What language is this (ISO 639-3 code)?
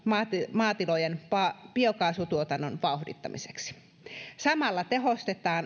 fin